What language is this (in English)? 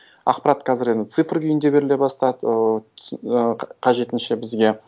Kazakh